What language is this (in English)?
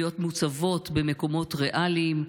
Hebrew